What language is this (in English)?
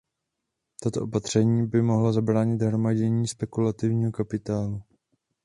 Czech